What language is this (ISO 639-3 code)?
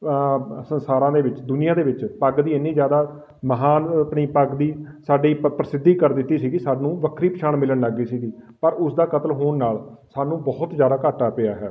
pan